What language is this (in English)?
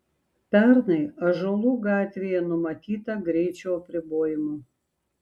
Lithuanian